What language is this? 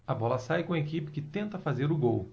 Portuguese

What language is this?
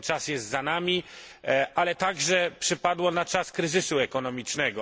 Polish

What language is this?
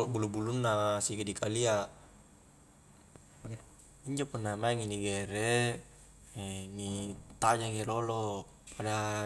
Highland Konjo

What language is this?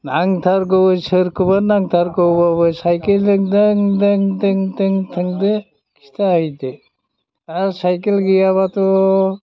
Bodo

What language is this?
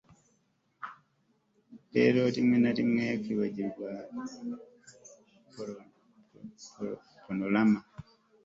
Kinyarwanda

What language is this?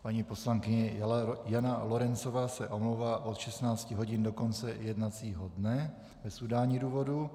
Czech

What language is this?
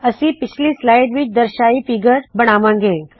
Punjabi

